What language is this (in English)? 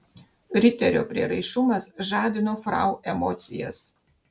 Lithuanian